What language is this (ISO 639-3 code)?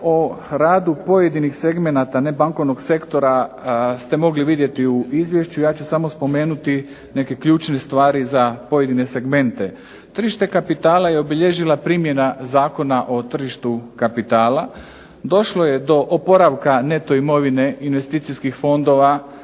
hrv